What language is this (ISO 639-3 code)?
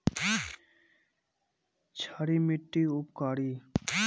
mag